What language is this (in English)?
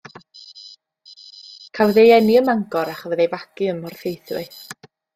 Welsh